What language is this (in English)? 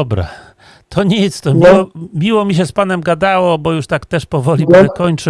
Polish